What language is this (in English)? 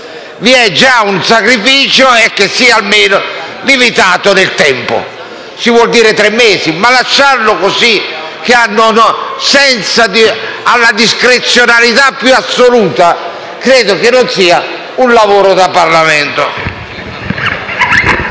Italian